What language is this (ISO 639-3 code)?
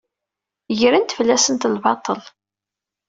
kab